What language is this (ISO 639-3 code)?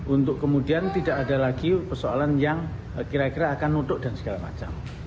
ind